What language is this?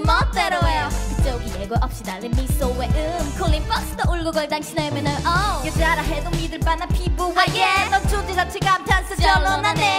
Korean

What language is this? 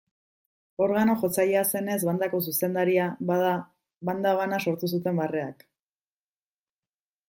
Basque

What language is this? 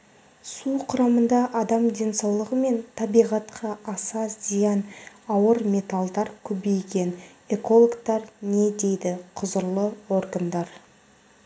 Kazakh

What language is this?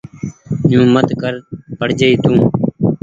Goaria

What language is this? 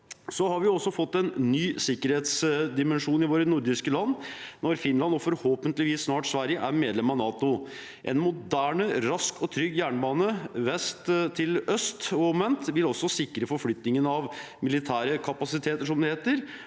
Norwegian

